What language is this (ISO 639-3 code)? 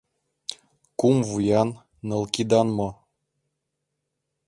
chm